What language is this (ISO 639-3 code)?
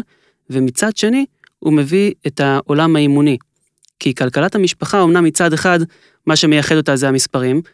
heb